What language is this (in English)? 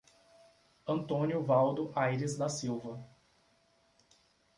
Portuguese